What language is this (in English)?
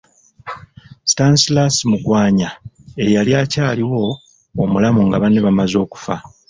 Ganda